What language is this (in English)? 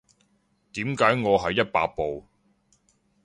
Cantonese